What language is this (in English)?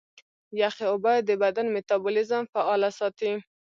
Pashto